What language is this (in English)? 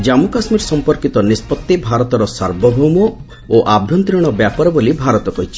Odia